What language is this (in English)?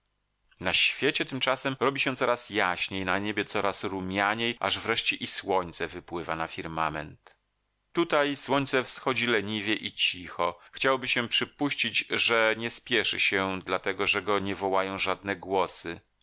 Polish